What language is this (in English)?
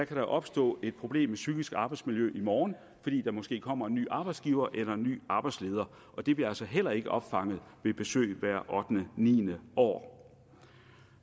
Danish